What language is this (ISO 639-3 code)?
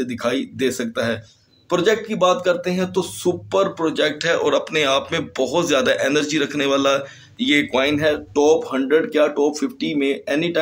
hin